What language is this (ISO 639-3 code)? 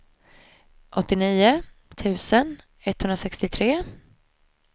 swe